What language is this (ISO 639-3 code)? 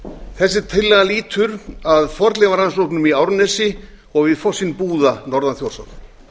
isl